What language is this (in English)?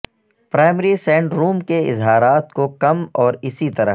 Urdu